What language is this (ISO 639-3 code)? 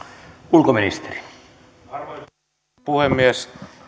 fin